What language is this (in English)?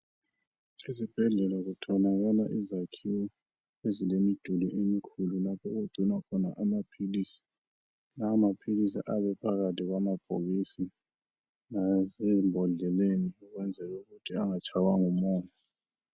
North Ndebele